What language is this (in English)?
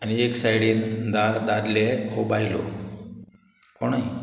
Konkani